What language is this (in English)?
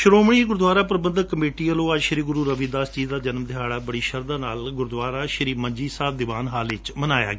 Punjabi